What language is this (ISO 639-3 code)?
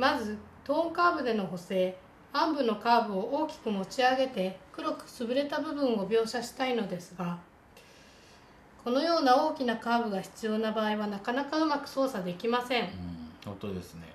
jpn